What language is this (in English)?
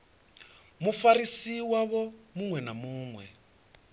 Venda